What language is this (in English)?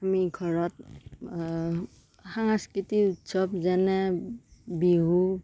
Assamese